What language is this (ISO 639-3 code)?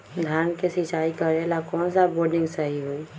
mag